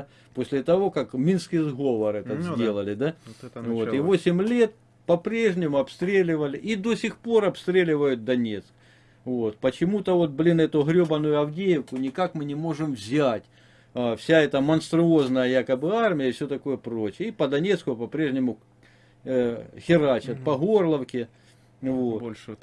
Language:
Russian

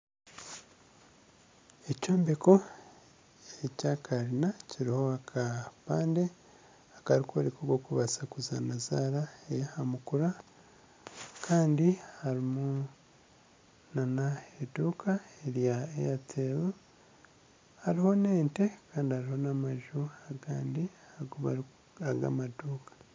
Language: Nyankole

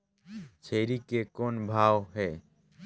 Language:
Chhattisgarhi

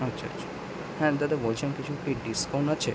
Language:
Bangla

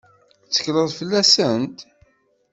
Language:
Kabyle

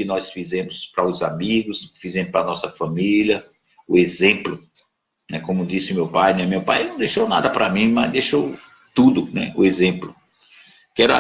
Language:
Portuguese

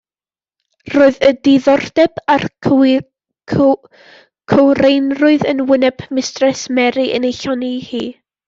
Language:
Welsh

